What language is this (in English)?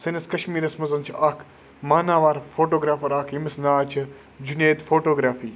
Kashmiri